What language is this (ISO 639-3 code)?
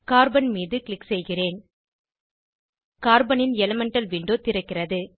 tam